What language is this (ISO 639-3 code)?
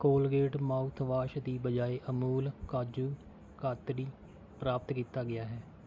pan